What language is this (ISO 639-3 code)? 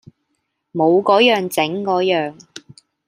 yue